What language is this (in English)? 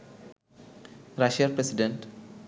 Bangla